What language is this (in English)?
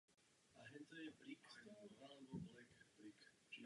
Czech